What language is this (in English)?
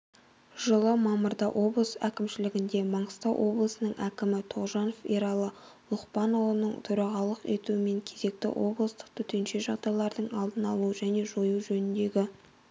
Kazakh